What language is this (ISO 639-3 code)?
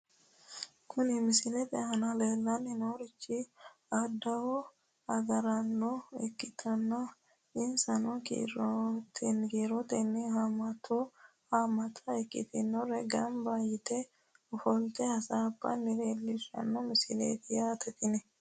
sid